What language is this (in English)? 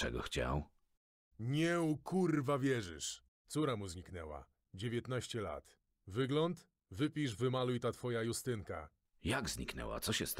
Polish